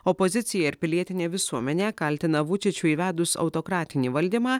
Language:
Lithuanian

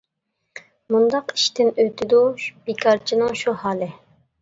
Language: Uyghur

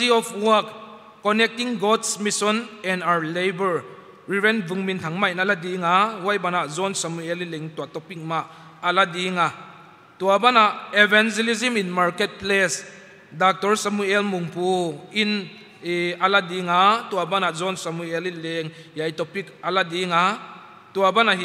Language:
Filipino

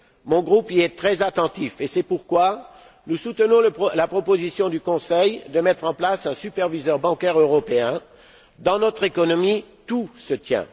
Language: French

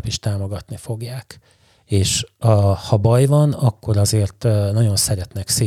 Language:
Hungarian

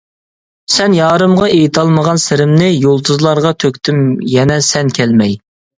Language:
Uyghur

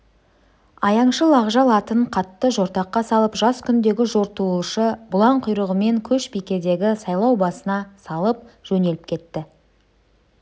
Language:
Kazakh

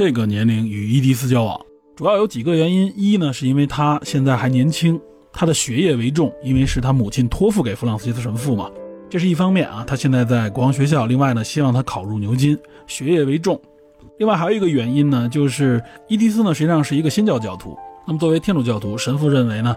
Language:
Chinese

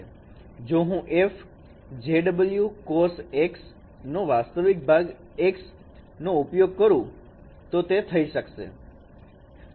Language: Gujarati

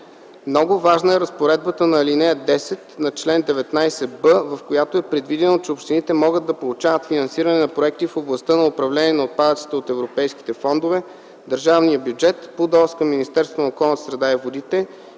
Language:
Bulgarian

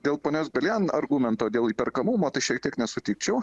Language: Lithuanian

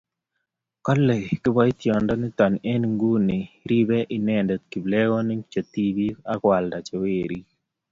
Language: Kalenjin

